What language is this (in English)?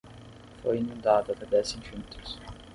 Portuguese